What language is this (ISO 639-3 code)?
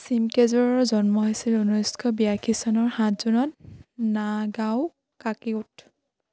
asm